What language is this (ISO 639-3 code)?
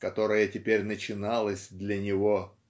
rus